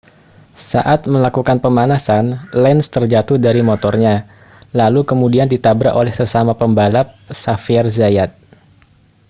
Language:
Indonesian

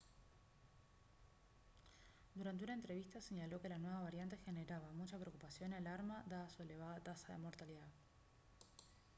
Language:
Spanish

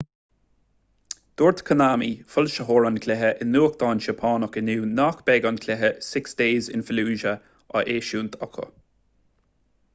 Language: Irish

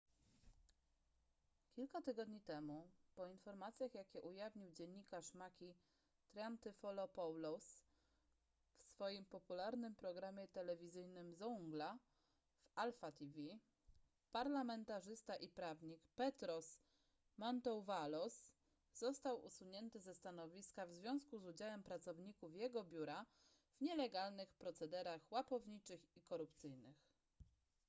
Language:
Polish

